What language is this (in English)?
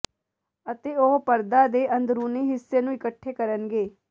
Punjabi